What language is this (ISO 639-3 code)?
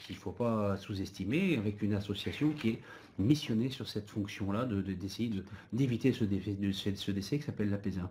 fra